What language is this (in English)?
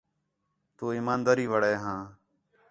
Khetrani